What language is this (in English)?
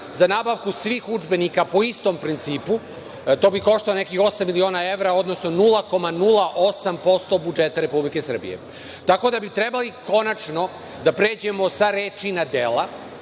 Serbian